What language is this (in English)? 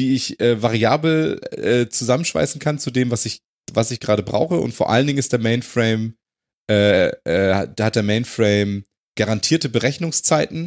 German